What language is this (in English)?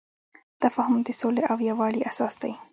Pashto